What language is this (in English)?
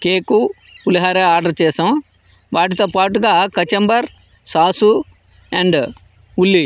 Telugu